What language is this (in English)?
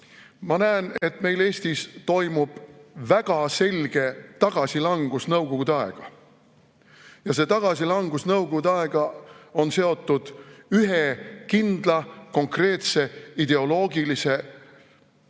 Estonian